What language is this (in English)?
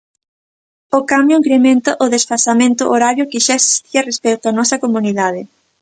Galician